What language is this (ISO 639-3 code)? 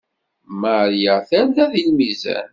kab